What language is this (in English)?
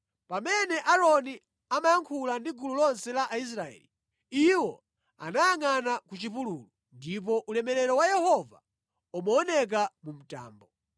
Nyanja